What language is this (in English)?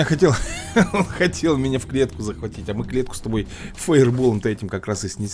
Russian